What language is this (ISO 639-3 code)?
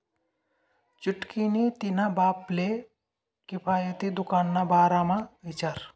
mar